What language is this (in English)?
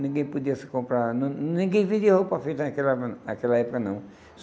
Portuguese